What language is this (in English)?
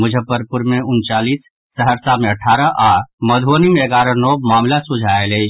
Maithili